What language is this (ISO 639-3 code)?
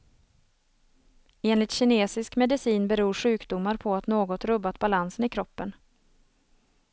swe